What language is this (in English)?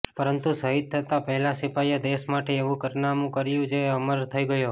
Gujarati